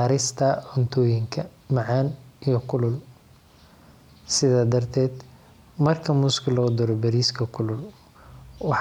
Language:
Somali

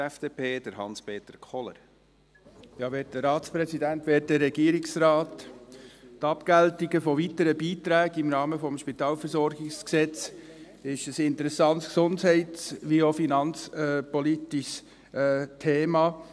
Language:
Swiss German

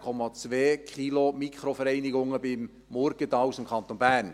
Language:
Swiss German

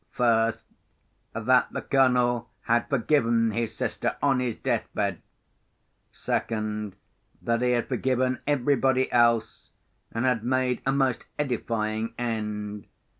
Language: English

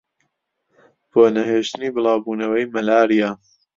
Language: Central Kurdish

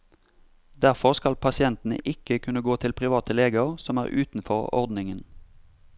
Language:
Norwegian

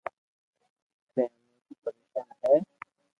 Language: Loarki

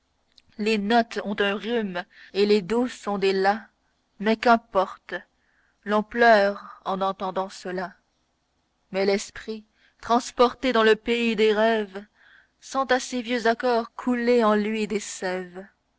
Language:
French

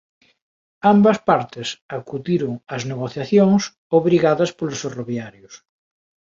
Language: Galician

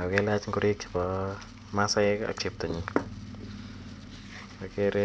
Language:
Kalenjin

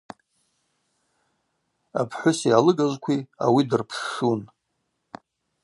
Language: Abaza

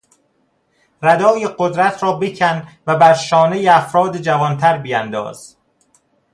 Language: Persian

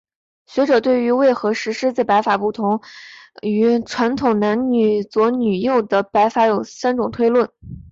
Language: Chinese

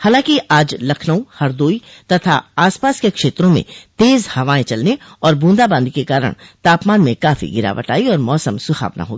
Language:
Hindi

